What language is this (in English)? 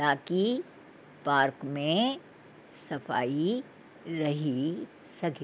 Sindhi